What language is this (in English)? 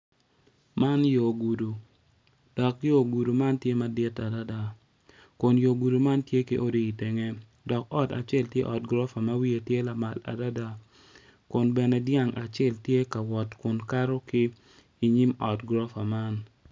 Acoli